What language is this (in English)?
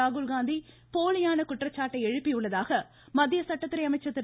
Tamil